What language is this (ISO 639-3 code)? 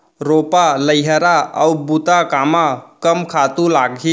hne